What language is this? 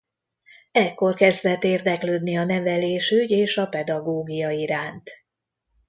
Hungarian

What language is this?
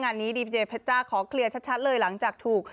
Thai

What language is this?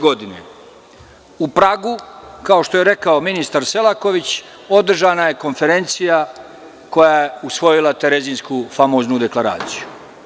Serbian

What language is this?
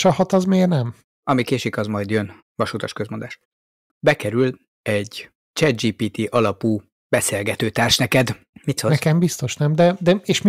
Hungarian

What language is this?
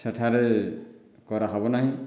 Odia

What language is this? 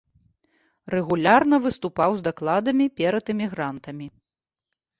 Belarusian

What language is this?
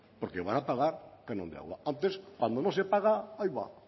Spanish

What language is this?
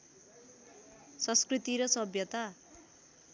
Nepali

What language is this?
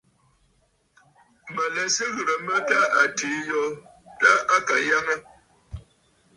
Bafut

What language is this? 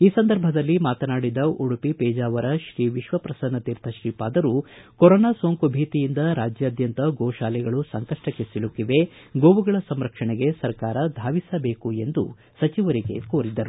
Kannada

